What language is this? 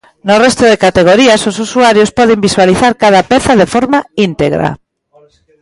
Galician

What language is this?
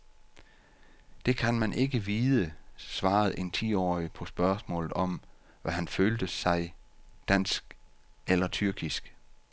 Danish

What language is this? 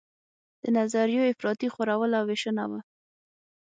Pashto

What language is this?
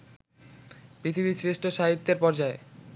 Bangla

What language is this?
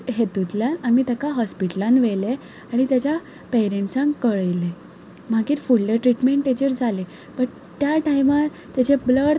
Konkani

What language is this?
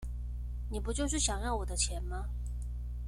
Chinese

